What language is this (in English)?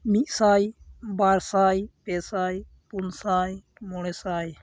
Santali